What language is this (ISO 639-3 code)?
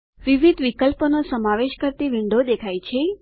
guj